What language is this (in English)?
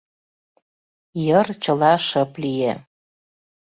Mari